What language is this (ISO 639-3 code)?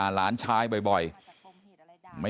tha